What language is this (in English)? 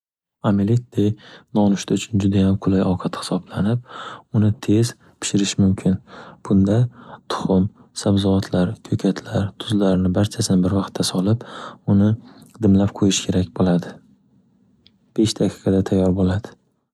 Uzbek